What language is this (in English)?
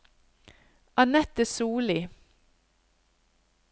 Norwegian